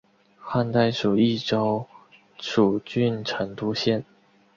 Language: Chinese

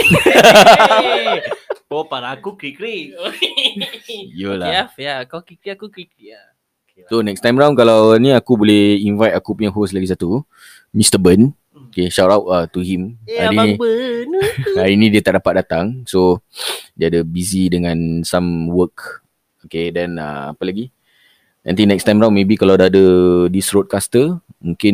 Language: Malay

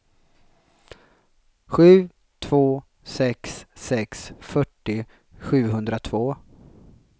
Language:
Swedish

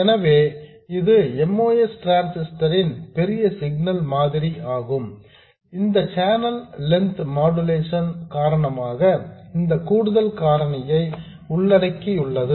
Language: Tamil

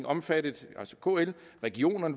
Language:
Danish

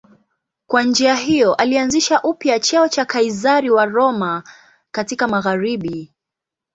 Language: Swahili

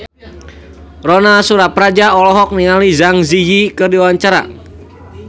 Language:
Sundanese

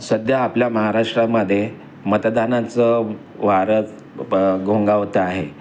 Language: Marathi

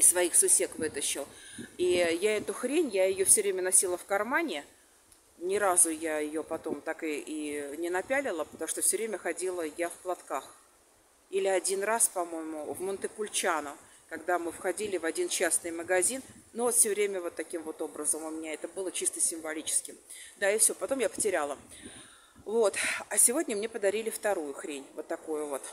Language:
Russian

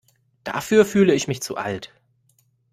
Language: German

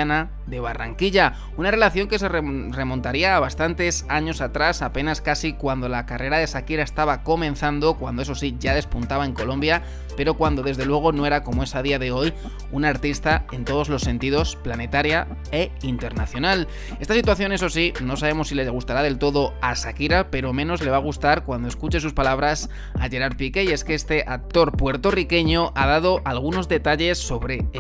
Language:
Spanish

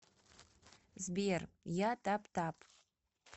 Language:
Russian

